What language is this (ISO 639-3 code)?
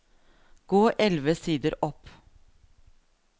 nor